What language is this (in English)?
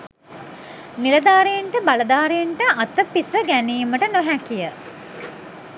Sinhala